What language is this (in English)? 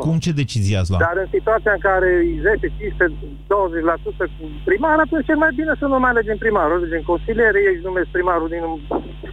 Romanian